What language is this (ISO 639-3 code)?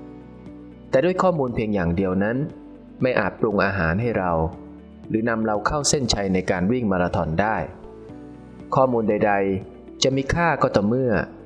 tha